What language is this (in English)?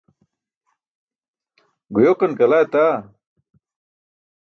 Burushaski